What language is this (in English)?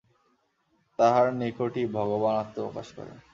Bangla